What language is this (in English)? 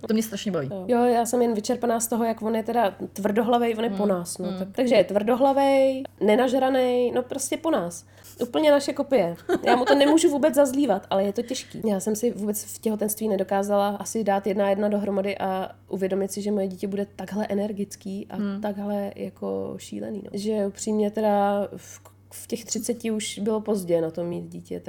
Czech